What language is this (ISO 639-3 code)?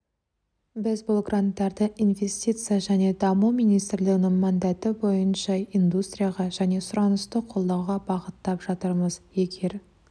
kaz